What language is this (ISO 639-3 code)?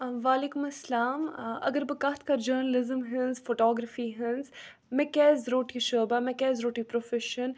kas